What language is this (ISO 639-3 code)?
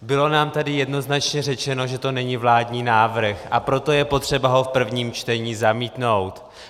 ces